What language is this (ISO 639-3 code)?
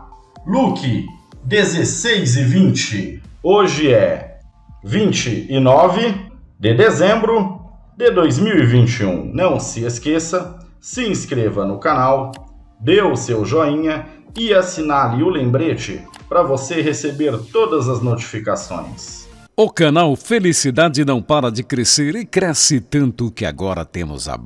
por